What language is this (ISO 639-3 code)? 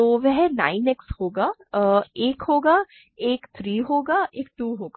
hin